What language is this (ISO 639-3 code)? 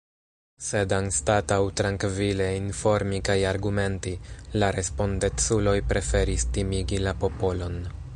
epo